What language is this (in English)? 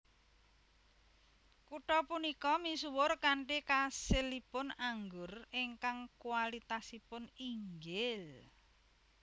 Javanese